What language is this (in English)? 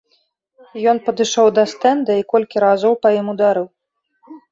Belarusian